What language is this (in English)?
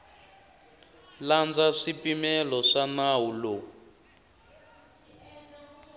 Tsonga